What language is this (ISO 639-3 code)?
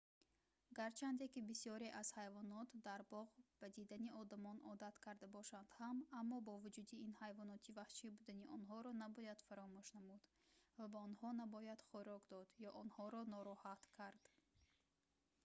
tgk